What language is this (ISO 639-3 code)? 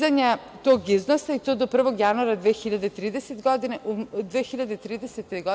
srp